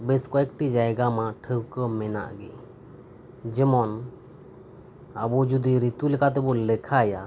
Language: Santali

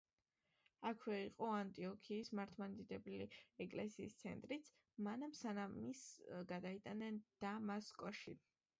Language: Georgian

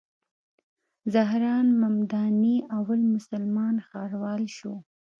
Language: Pashto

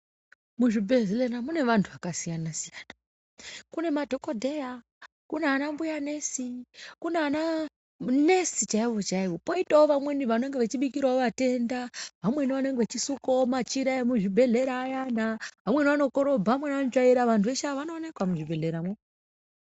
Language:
Ndau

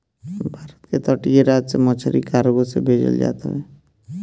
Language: Bhojpuri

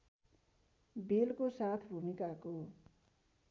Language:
Nepali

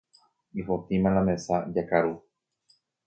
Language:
Guarani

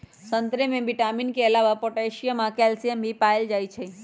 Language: Magahi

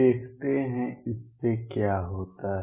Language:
Hindi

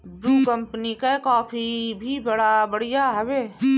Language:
Bhojpuri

